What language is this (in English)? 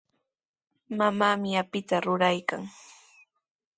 Sihuas Ancash Quechua